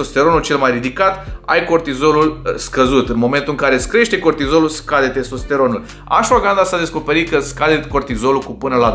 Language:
Romanian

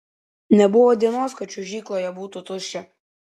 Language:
Lithuanian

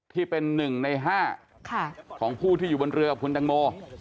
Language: Thai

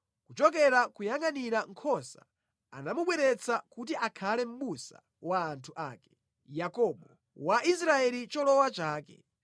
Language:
Nyanja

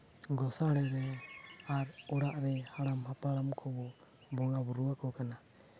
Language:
Santali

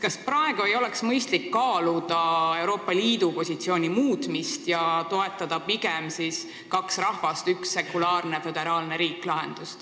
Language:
Estonian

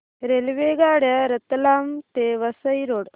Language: Marathi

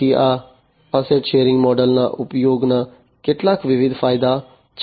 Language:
Gujarati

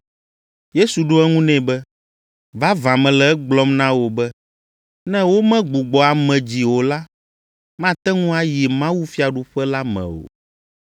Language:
Ewe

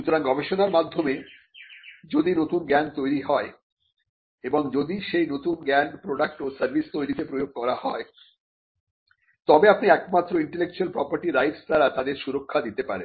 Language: Bangla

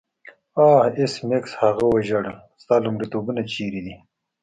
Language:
Pashto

